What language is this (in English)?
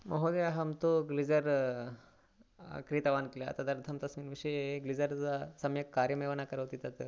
Sanskrit